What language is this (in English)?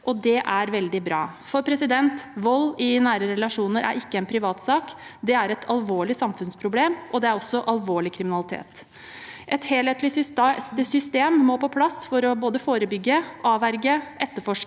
Norwegian